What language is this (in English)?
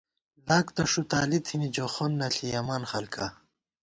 Gawar-Bati